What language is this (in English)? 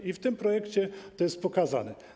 Polish